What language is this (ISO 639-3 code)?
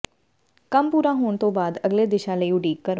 pan